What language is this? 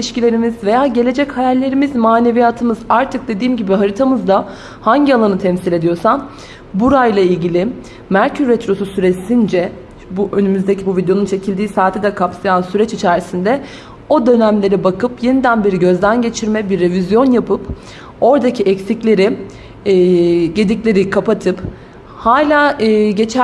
Turkish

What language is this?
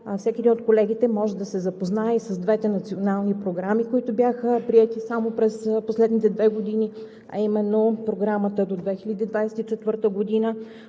Bulgarian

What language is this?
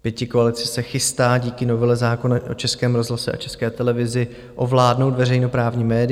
Czech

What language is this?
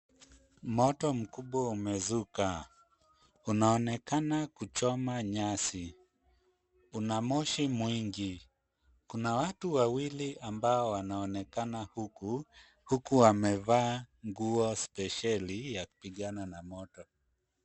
Swahili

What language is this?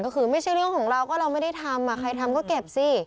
Thai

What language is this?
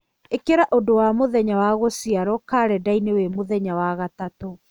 Kikuyu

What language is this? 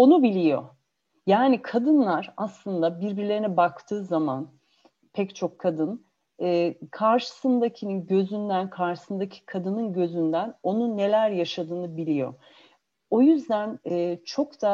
Turkish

